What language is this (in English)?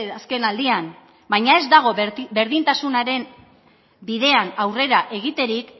Basque